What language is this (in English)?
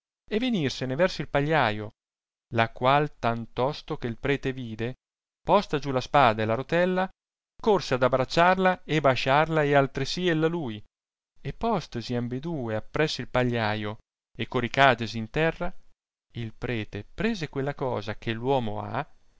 Italian